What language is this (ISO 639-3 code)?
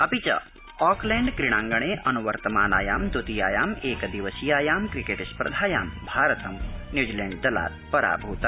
san